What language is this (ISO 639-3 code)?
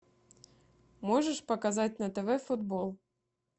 rus